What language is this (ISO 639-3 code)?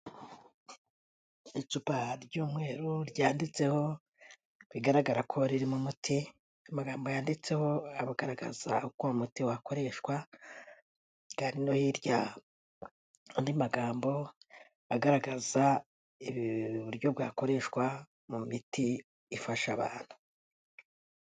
kin